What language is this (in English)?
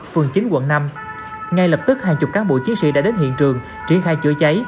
Vietnamese